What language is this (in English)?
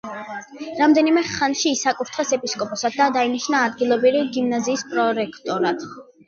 Georgian